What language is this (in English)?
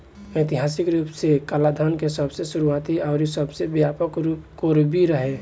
Bhojpuri